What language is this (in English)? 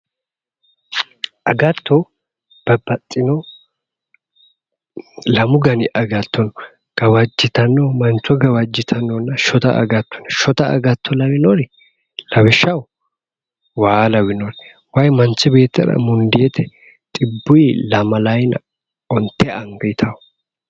Sidamo